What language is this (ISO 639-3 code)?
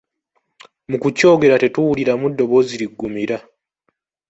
lug